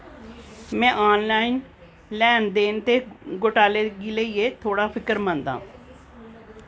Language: Dogri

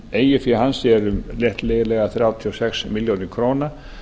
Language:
Icelandic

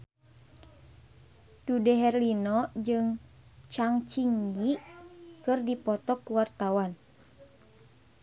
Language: Sundanese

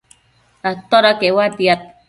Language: Matsés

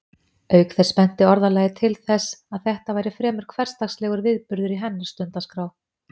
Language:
Icelandic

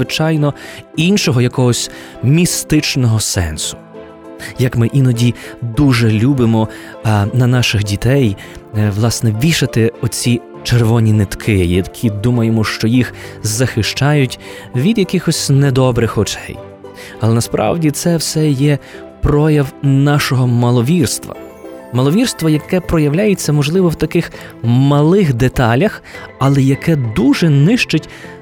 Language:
Ukrainian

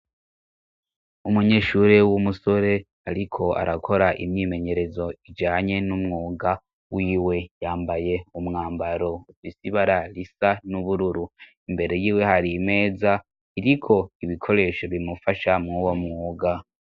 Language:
Rundi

